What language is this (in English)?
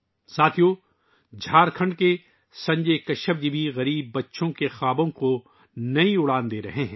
Urdu